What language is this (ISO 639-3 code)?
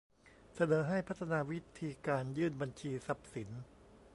tha